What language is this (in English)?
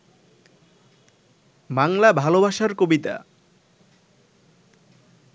Bangla